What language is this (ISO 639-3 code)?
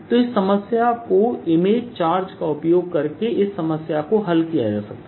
hin